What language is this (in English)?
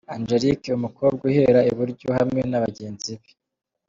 Kinyarwanda